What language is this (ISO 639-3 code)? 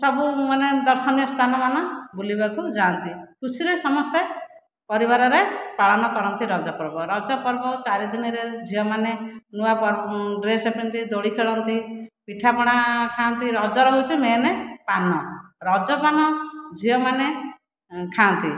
ori